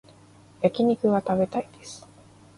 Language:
Japanese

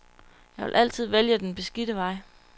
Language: Danish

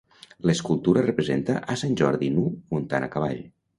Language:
Catalan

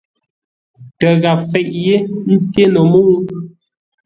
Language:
Ngombale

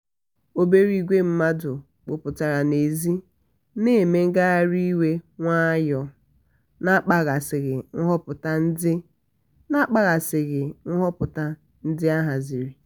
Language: Igbo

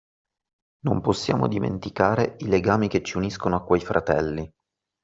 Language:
Italian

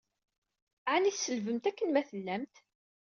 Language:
Kabyle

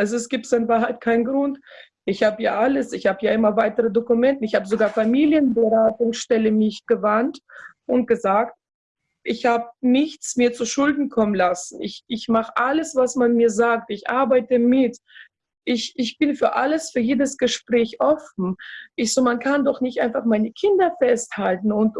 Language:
German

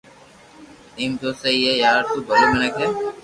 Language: Loarki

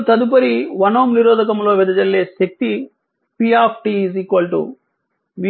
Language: Telugu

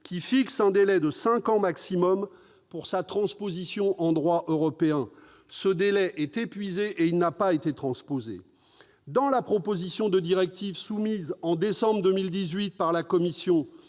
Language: French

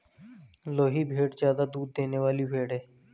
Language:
Hindi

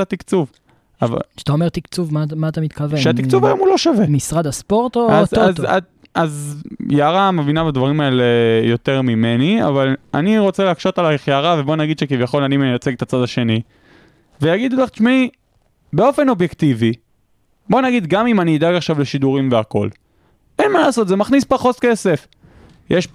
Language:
Hebrew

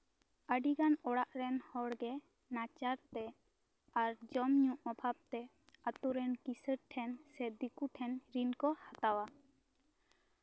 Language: Santali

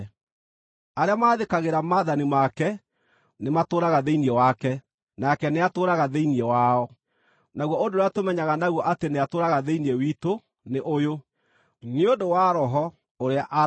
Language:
Kikuyu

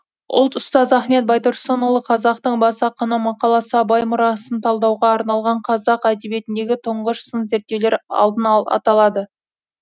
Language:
Kazakh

